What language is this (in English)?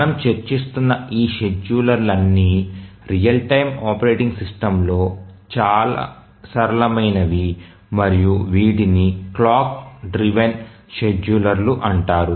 Telugu